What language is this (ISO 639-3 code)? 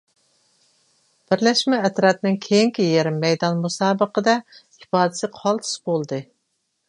uig